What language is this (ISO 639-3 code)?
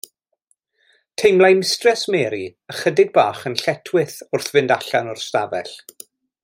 cym